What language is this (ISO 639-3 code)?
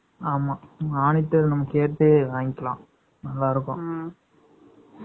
tam